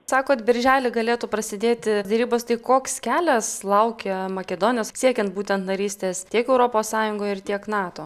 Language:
Lithuanian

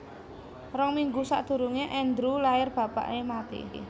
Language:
Javanese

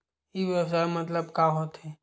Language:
Chhattisgarhi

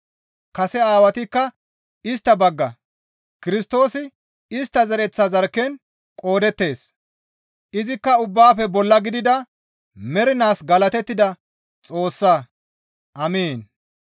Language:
Gamo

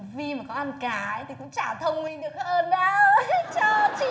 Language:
Vietnamese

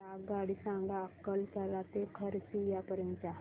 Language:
Marathi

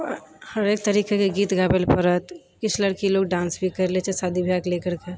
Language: Maithili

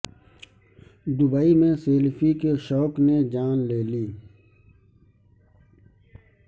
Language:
Urdu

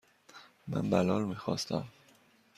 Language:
Persian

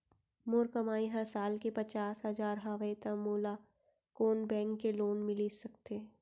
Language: Chhattisgarhi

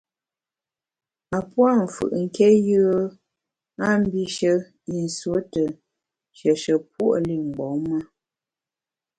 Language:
Bamun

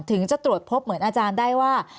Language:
Thai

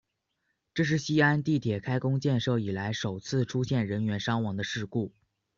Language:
Chinese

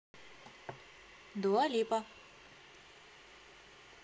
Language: Russian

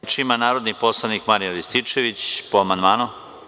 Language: Serbian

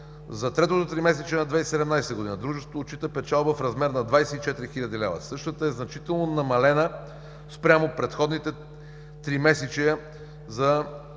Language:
Bulgarian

